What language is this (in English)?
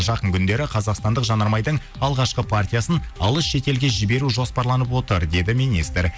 Kazakh